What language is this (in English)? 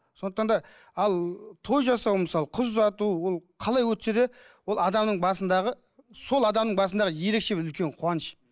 Kazakh